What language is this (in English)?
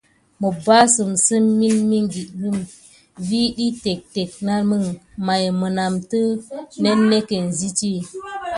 Gidar